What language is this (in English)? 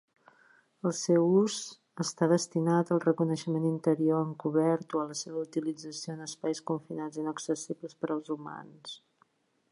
Catalan